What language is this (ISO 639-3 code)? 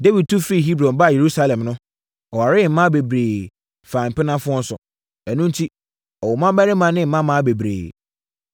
aka